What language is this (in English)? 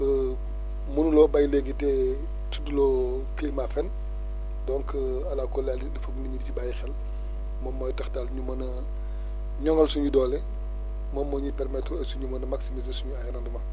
Wolof